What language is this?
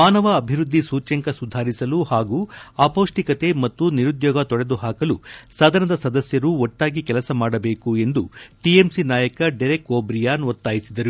Kannada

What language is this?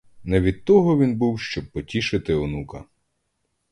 Ukrainian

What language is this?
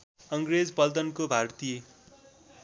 Nepali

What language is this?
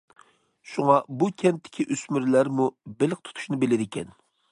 Uyghur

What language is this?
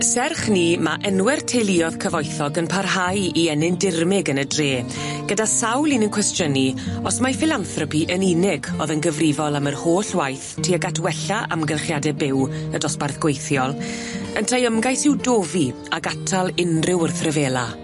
Welsh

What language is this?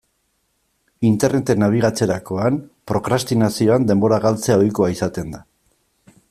Basque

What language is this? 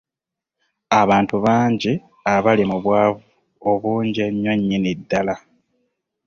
Ganda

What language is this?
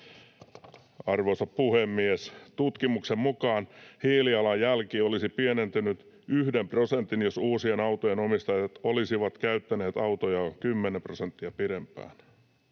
Finnish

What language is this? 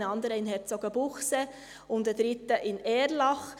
Swiss German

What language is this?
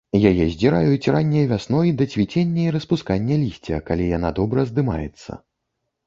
Belarusian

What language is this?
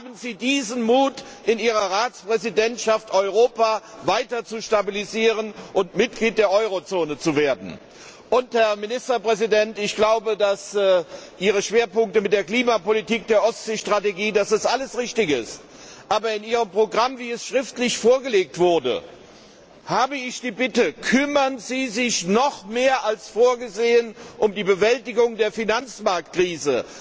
German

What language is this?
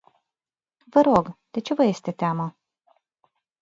Romanian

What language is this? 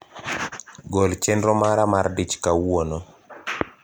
Luo (Kenya and Tanzania)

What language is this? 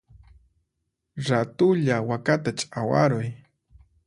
Puno Quechua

